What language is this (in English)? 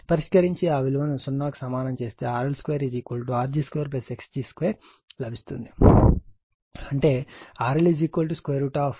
Telugu